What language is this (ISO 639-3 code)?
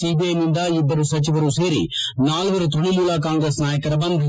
kan